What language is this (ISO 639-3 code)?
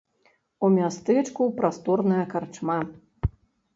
bel